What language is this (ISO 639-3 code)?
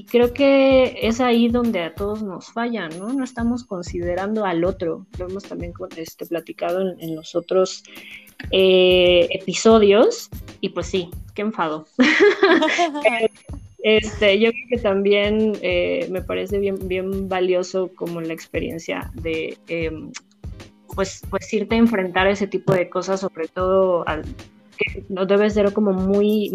spa